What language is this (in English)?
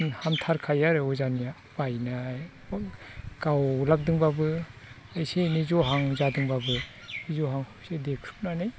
Bodo